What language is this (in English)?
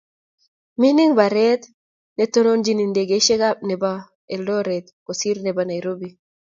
Kalenjin